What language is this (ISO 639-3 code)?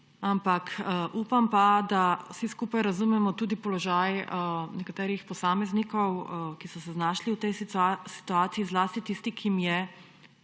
slv